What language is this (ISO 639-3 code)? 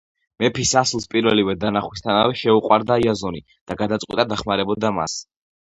kat